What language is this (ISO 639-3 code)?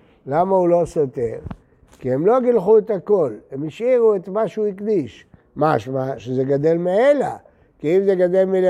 heb